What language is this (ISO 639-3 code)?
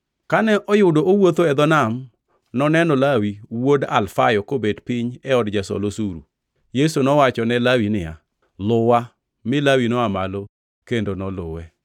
luo